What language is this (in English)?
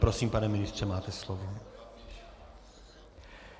Czech